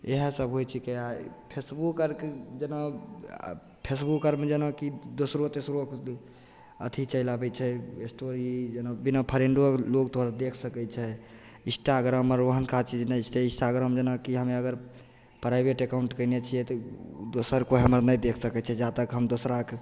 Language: Maithili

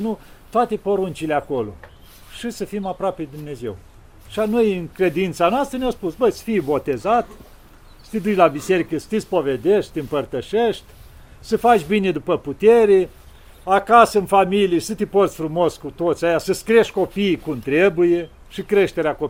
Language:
Romanian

